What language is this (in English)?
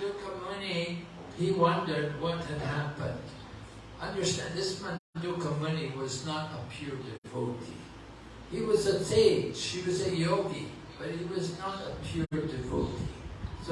English